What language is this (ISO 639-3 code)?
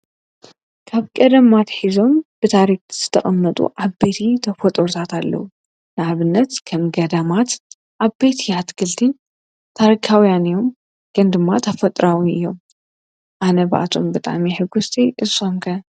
tir